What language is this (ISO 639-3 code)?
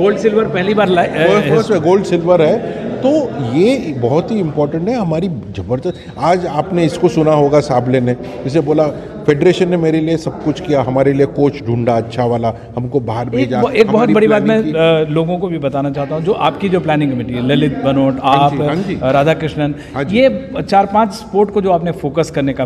hin